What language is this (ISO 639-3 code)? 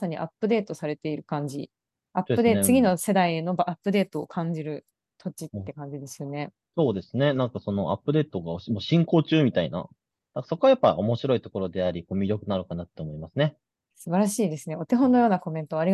jpn